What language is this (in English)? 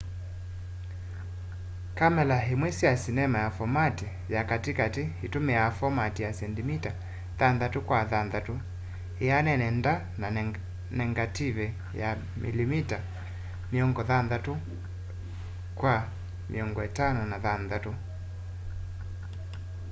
Kamba